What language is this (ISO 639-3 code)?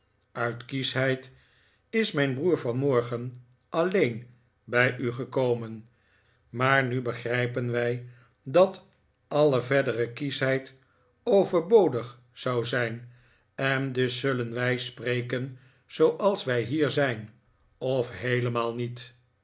nld